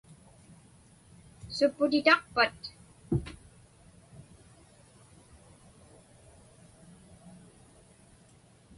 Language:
Inupiaq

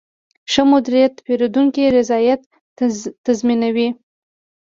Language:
Pashto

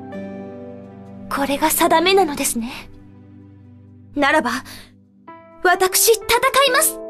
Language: Japanese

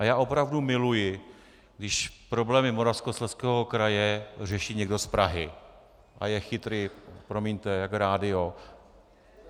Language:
Czech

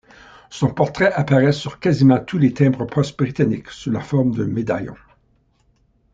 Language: French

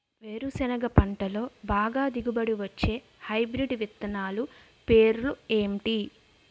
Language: Telugu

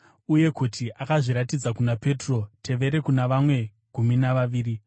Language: Shona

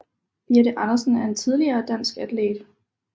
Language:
Danish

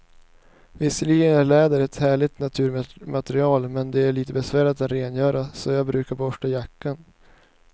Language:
Swedish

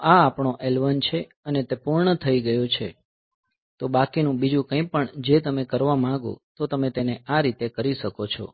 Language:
Gujarati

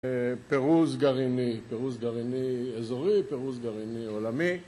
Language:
Hebrew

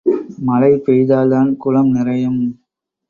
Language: Tamil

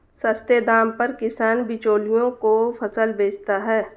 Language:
Hindi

